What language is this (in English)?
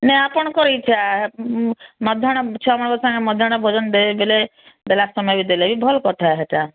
Odia